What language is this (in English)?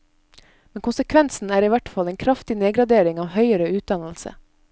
Norwegian